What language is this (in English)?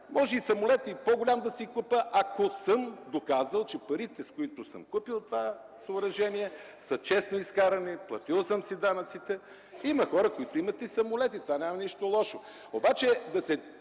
Bulgarian